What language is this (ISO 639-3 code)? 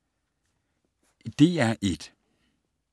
dan